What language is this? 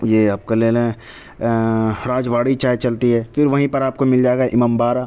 Urdu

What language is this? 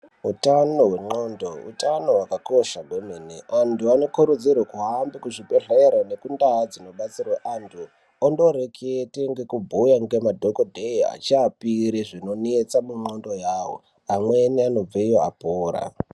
Ndau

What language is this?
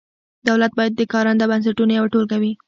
Pashto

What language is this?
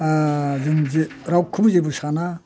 Bodo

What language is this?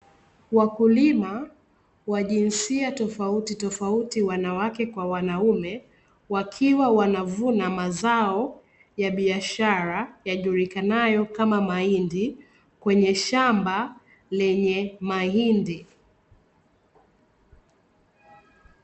Swahili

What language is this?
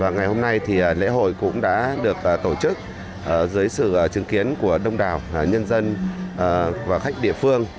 Vietnamese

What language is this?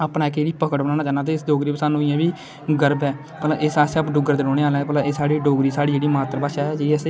Dogri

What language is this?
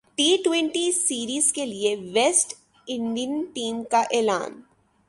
Urdu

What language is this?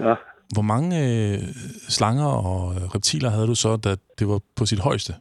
Danish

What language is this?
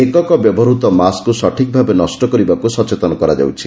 Odia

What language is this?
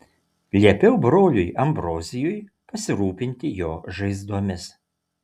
Lithuanian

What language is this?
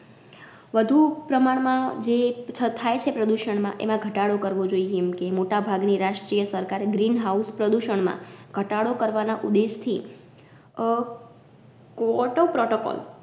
Gujarati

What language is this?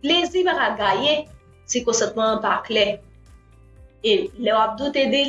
French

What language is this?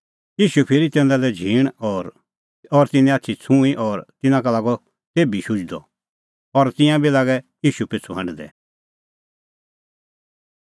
Kullu Pahari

